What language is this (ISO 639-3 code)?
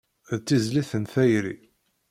kab